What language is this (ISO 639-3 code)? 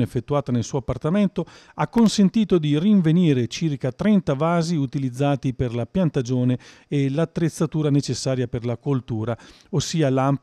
ita